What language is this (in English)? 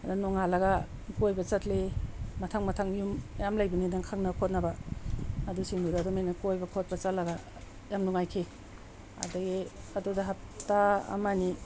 Manipuri